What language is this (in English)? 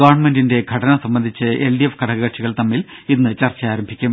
Malayalam